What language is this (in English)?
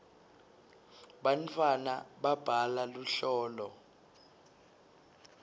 Swati